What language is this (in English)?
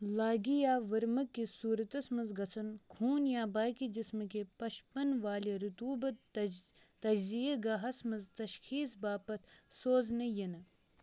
Kashmiri